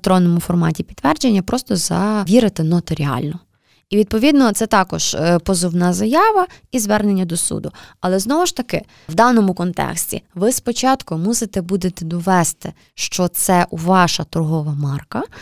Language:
Ukrainian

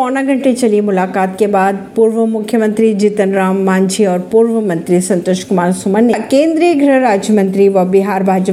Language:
Hindi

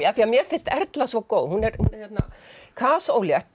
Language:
Icelandic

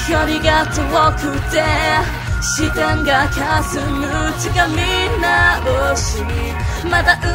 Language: Indonesian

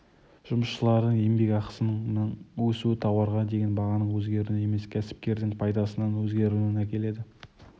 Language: Kazakh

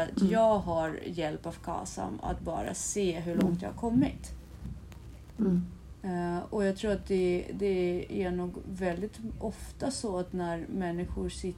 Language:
Swedish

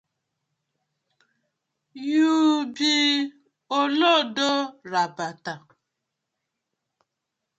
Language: Nigerian Pidgin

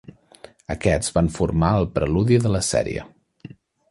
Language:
Catalan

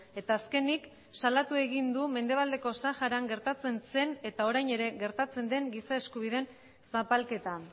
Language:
Basque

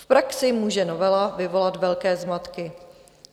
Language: Czech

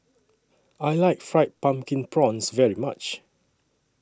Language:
English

